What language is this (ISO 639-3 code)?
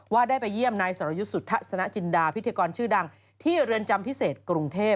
tha